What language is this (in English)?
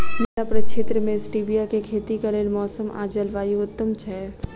Maithili